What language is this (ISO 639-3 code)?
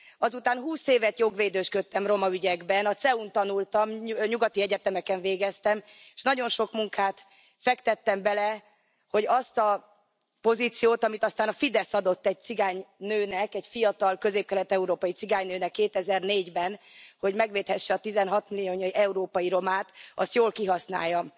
hun